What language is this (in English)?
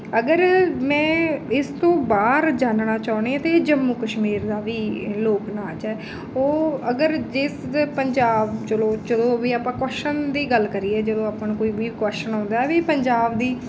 Punjabi